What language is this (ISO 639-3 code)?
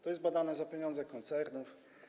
pol